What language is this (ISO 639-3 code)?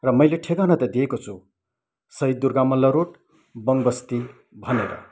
nep